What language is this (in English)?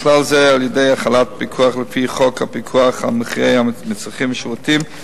Hebrew